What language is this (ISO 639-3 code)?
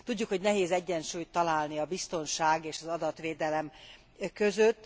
hun